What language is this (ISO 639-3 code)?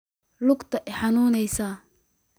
som